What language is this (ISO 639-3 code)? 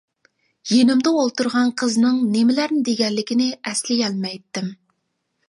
uig